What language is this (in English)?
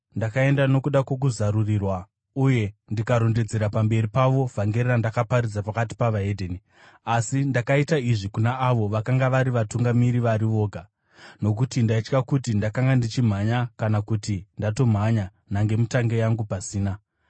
Shona